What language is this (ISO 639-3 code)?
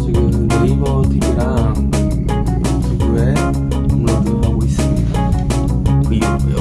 kor